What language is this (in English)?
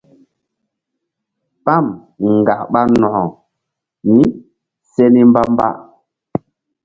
Mbum